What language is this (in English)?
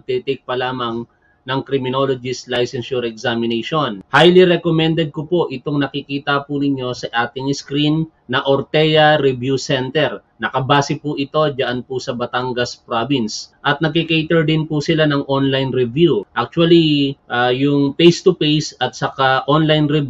Filipino